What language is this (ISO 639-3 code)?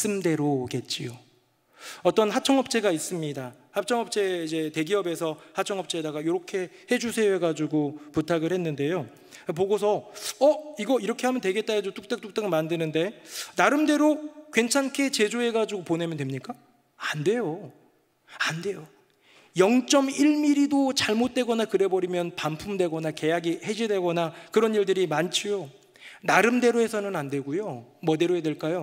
kor